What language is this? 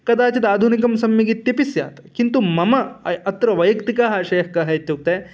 Sanskrit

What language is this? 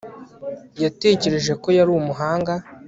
Kinyarwanda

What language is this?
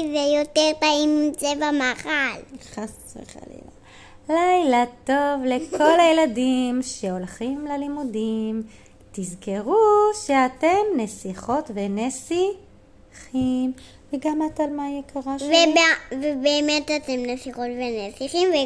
Hebrew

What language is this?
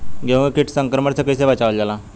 Bhojpuri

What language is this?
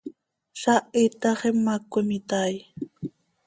Seri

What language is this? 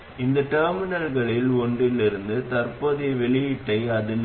Tamil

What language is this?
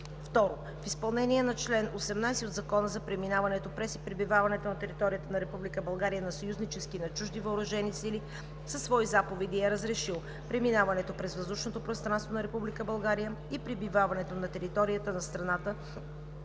Bulgarian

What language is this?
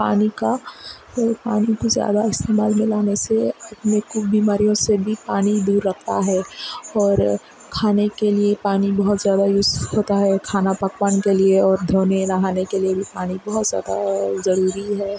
Urdu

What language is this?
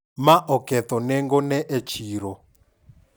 Luo (Kenya and Tanzania)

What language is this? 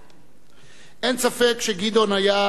Hebrew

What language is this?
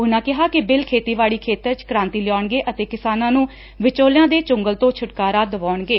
Punjabi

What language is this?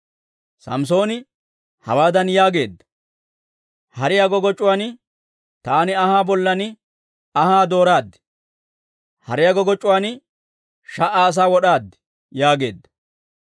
Dawro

